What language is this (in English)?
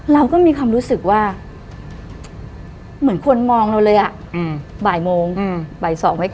Thai